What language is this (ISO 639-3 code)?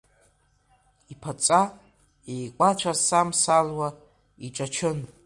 abk